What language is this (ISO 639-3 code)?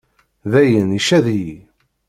kab